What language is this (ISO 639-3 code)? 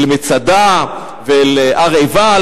heb